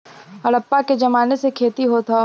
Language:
Bhojpuri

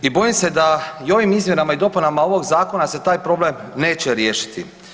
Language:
Croatian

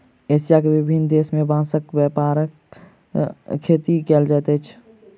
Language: Maithili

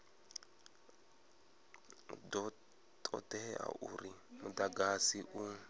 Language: Venda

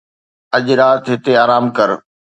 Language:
Sindhi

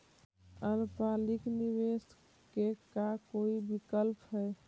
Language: Magahi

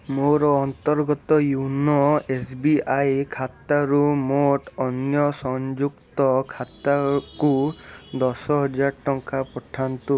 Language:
Odia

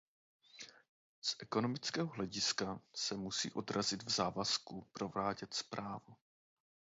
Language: Czech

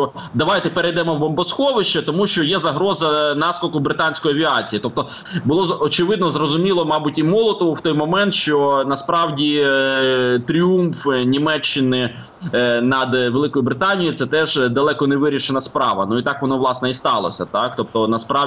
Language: Ukrainian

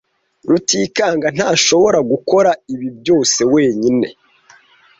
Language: Kinyarwanda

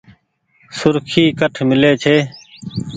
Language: Goaria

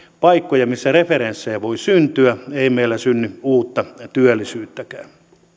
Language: Finnish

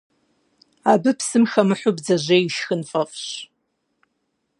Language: Kabardian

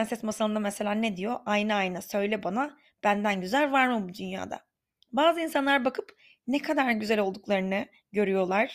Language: Turkish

